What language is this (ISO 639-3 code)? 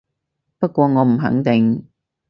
yue